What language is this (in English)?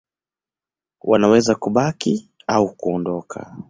Swahili